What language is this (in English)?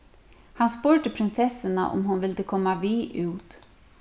Faroese